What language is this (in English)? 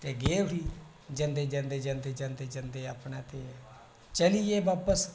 Dogri